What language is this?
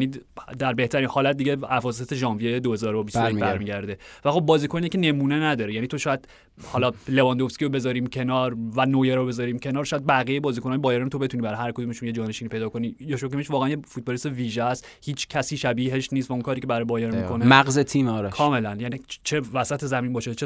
Persian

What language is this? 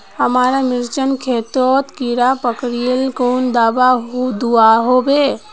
Magahi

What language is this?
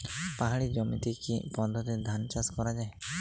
Bangla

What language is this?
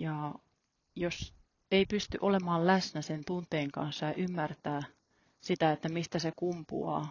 Finnish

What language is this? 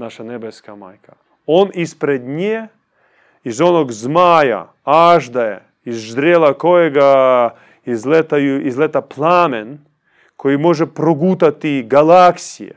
Croatian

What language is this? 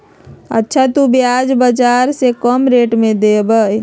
Magahi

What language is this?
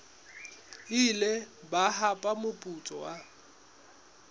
Southern Sotho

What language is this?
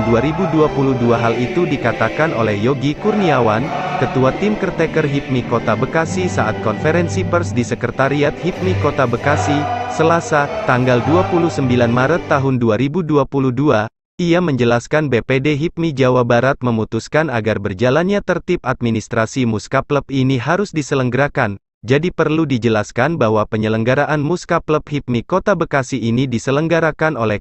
Indonesian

